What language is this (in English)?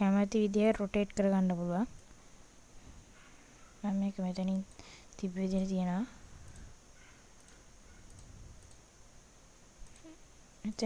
Sinhala